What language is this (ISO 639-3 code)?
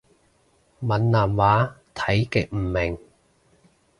yue